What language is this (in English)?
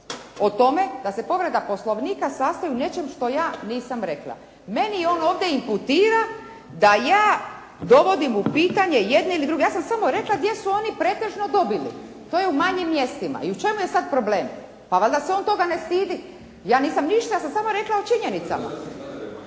Croatian